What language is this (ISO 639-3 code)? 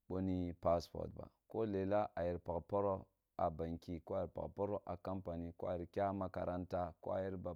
bbu